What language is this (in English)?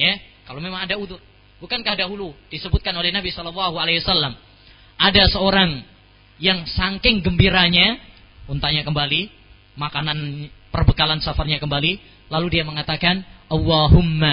Malay